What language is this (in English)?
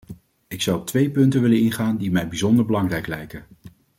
Dutch